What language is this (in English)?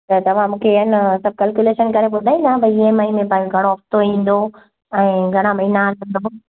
Sindhi